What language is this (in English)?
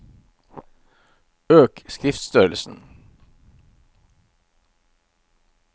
Norwegian